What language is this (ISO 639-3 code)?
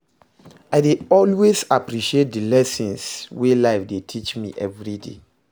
pcm